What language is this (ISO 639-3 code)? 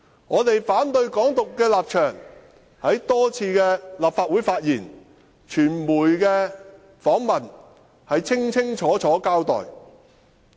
yue